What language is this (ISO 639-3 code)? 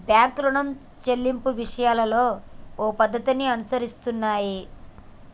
tel